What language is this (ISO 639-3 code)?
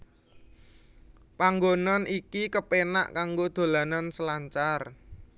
jav